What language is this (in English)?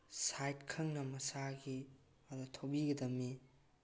Manipuri